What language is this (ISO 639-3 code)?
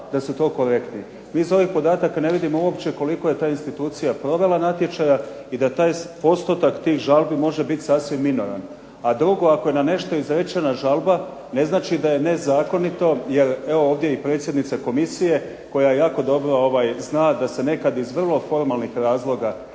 hrv